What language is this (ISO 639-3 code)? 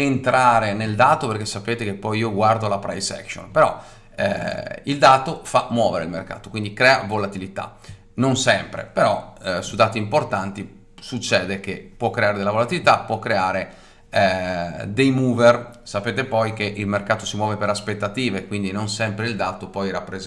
ita